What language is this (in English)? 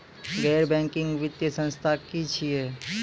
Maithili